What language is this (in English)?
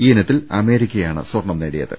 Malayalam